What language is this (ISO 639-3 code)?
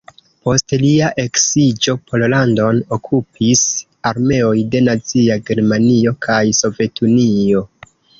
epo